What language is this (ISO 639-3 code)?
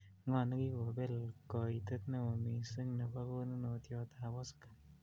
kln